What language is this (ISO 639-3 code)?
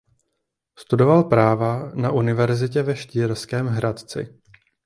ces